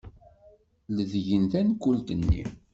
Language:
Kabyle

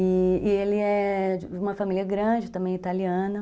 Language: Portuguese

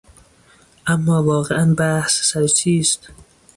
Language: Persian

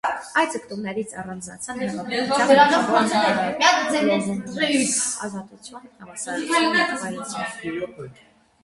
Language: Armenian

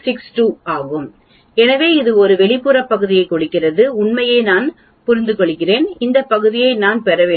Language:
Tamil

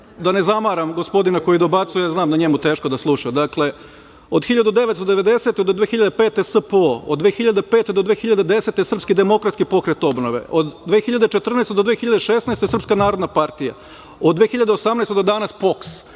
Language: Serbian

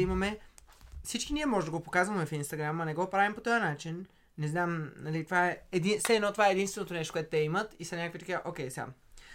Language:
Bulgarian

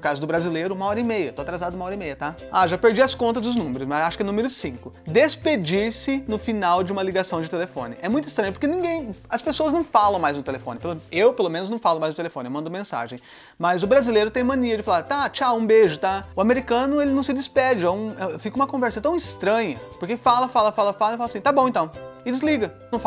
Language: Portuguese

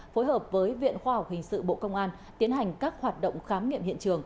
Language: Vietnamese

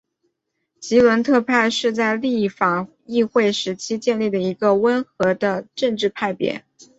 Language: Chinese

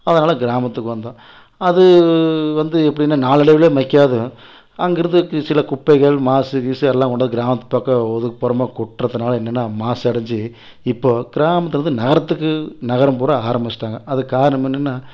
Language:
Tamil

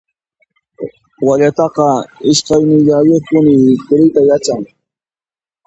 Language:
Puno Quechua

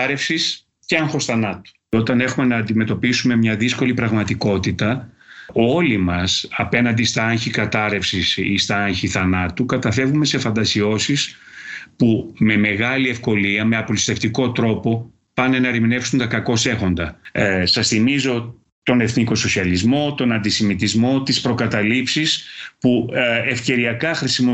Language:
Greek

